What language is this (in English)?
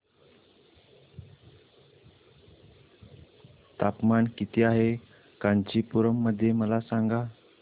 Marathi